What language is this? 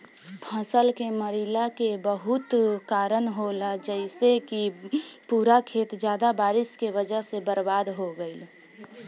Bhojpuri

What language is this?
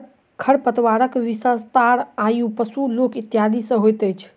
Maithili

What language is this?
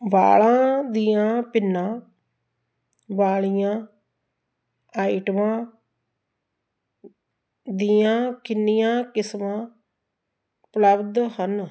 Punjabi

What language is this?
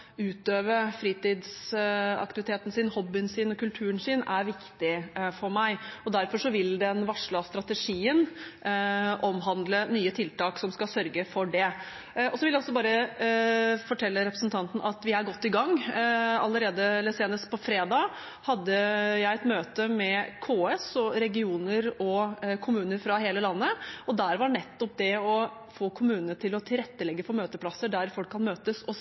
Norwegian Bokmål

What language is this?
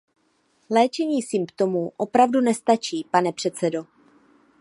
Czech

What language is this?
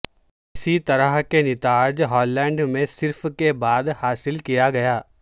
Urdu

